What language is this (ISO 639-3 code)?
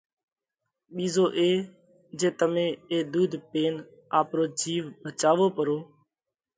kvx